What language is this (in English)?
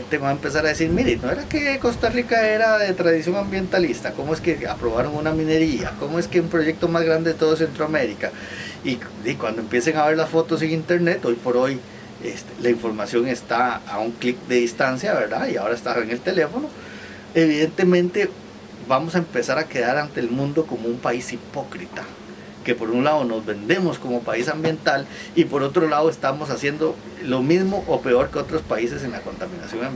Spanish